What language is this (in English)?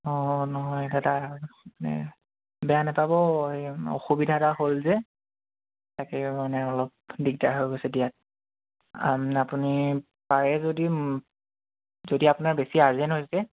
Assamese